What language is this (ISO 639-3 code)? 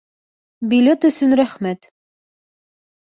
bak